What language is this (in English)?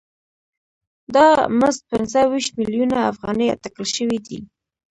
Pashto